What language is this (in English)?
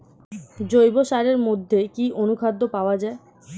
Bangla